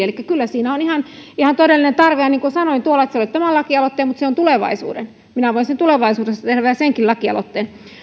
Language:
Finnish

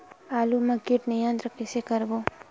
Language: Chhattisgarhi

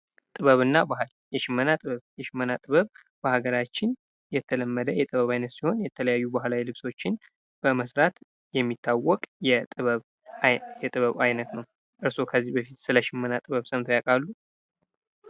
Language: Amharic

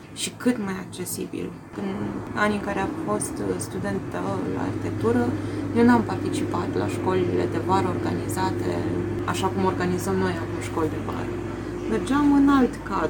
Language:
Romanian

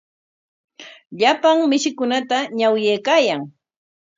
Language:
Corongo Ancash Quechua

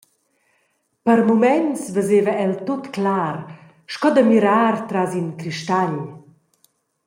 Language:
Romansh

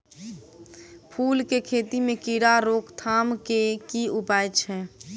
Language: Maithili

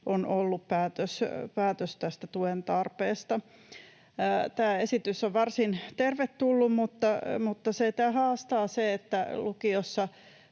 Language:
Finnish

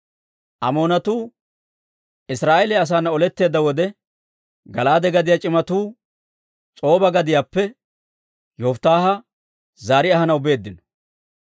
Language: Dawro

